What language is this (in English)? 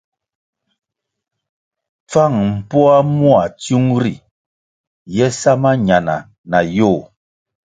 Kwasio